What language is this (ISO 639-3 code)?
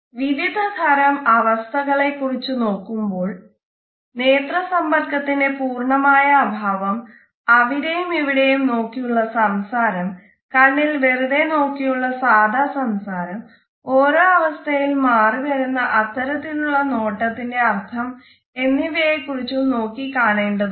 mal